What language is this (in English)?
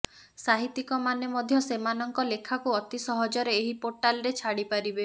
Odia